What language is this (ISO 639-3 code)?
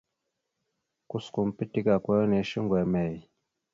mxu